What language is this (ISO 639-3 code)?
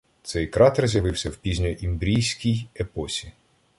ukr